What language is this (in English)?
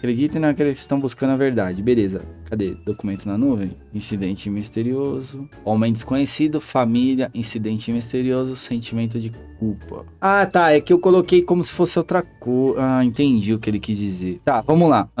Portuguese